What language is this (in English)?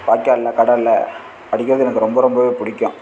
Tamil